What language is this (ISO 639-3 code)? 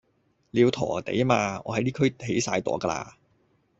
yue